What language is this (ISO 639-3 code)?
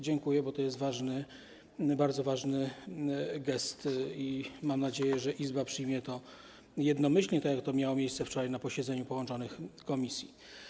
pol